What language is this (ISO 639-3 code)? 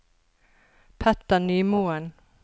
nor